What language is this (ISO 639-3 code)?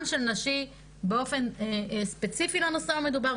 heb